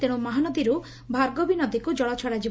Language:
Odia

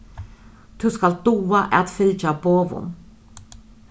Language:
Faroese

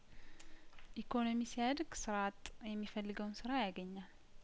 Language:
Amharic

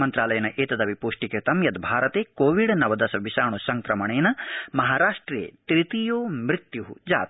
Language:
Sanskrit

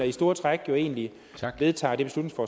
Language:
Danish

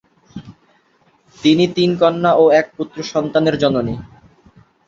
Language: Bangla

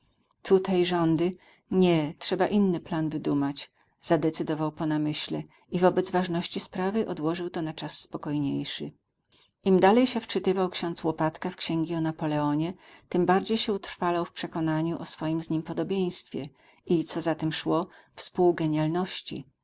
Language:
Polish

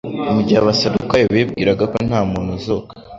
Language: Kinyarwanda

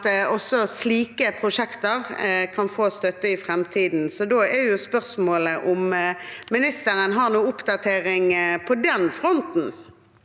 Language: Norwegian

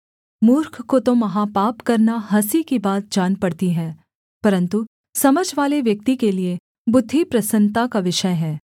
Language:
Hindi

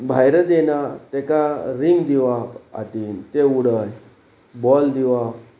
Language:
Konkani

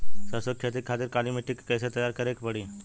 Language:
Bhojpuri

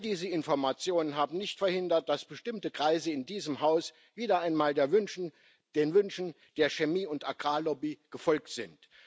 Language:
German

